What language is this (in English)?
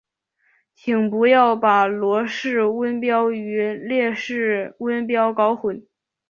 Chinese